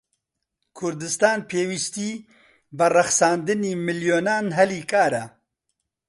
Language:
Central Kurdish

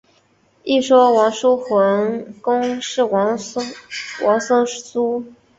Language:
Chinese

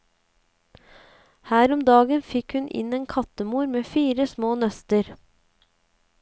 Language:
Norwegian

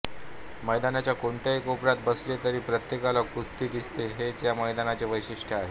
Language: Marathi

